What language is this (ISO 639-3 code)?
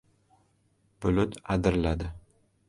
uzb